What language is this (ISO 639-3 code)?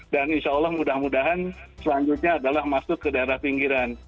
ind